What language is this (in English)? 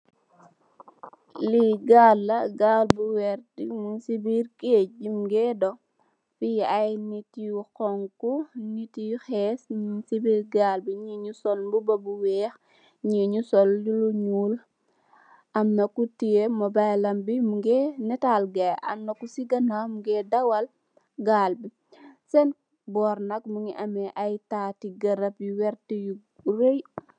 Wolof